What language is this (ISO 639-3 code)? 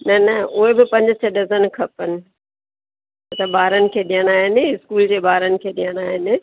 snd